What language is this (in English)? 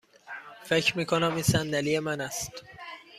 Persian